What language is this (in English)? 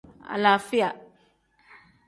Tem